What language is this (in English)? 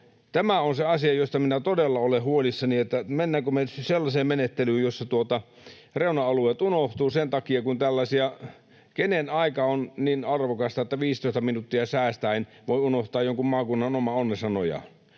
Finnish